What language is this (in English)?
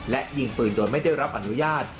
Thai